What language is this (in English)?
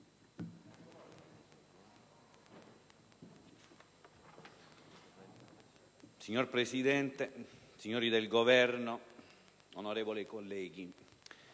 Italian